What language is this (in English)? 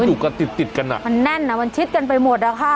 Thai